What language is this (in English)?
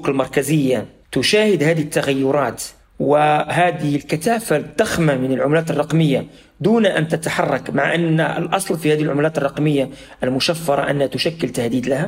Arabic